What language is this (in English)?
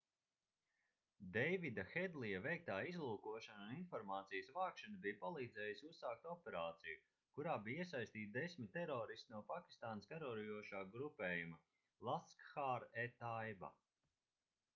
Latvian